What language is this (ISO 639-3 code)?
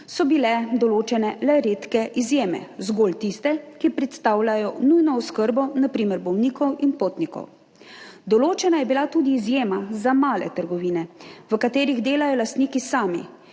slv